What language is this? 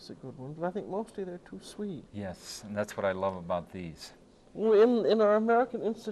English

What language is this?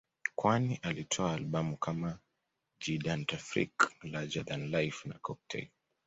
Swahili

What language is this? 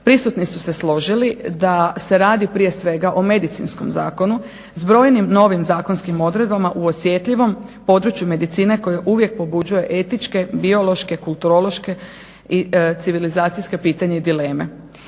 Croatian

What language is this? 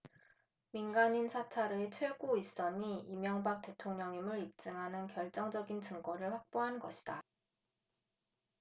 Korean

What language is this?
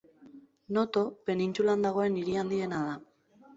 Basque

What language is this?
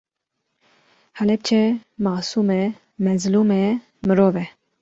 Kurdish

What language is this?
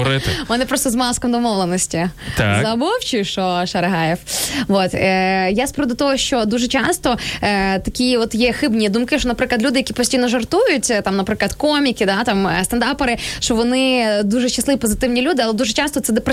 Ukrainian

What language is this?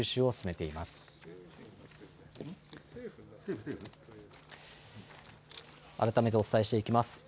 Japanese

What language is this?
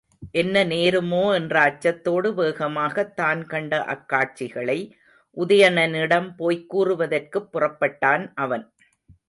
Tamil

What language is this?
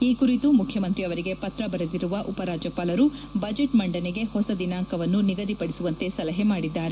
Kannada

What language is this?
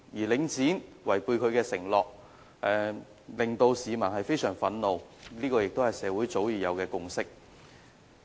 Cantonese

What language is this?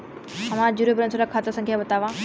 Bhojpuri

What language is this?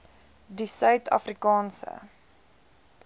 Afrikaans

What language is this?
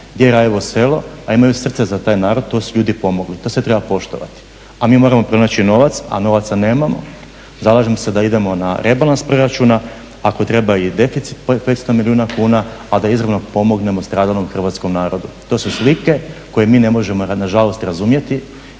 Croatian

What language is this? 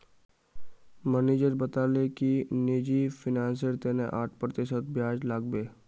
Magahi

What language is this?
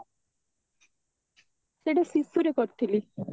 Odia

